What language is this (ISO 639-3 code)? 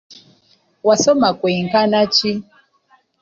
lug